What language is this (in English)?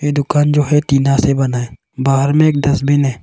Hindi